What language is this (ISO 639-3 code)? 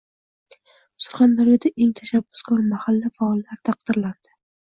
uzb